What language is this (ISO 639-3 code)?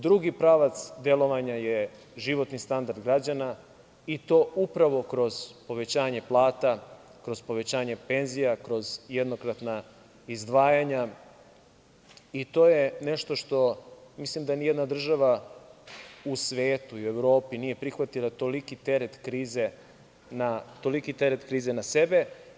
srp